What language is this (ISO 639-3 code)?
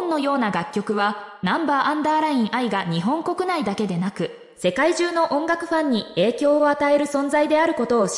jpn